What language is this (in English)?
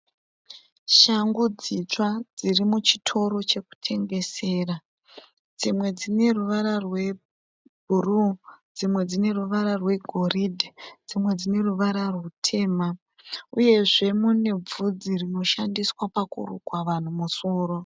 Shona